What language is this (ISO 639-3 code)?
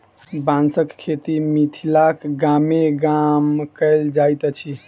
mai